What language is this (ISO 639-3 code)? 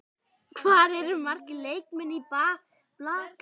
isl